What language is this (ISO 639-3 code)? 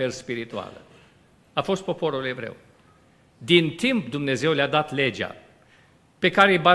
ron